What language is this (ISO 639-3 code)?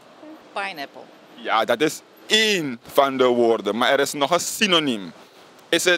nld